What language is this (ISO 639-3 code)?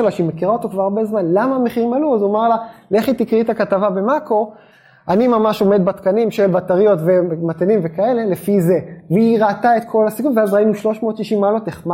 heb